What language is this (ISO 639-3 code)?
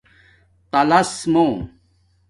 dmk